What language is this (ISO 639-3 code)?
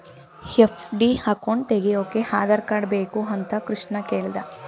kan